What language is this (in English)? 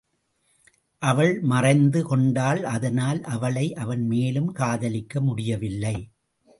Tamil